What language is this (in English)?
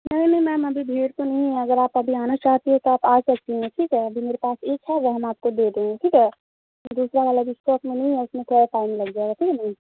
Urdu